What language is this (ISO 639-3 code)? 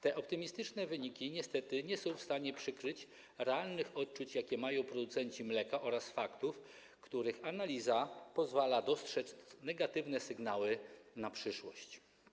pol